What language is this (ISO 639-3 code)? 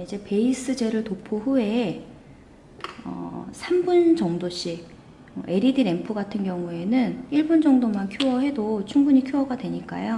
kor